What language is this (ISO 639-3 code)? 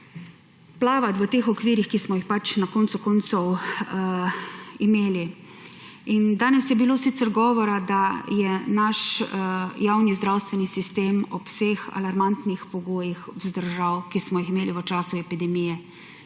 slv